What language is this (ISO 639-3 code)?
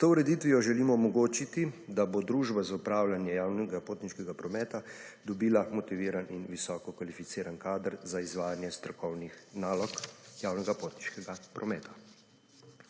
slv